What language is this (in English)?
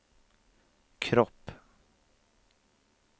Swedish